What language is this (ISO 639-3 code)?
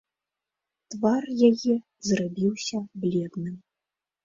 bel